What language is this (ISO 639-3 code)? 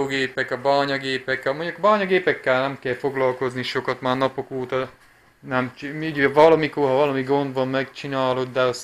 hun